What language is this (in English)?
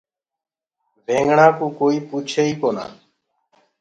Gurgula